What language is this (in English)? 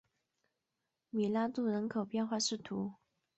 Chinese